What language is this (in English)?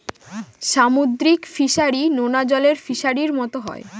Bangla